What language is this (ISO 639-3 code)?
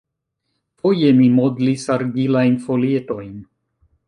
epo